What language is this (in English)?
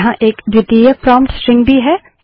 Hindi